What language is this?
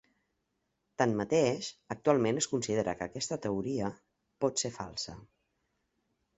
Catalan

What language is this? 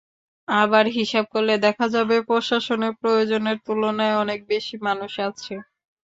Bangla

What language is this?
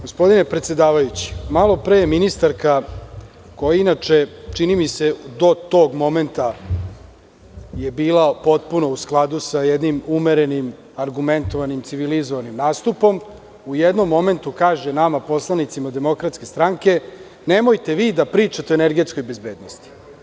Serbian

